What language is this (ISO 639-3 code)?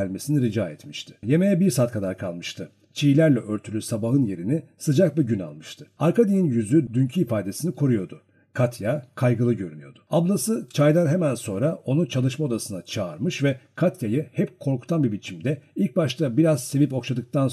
tur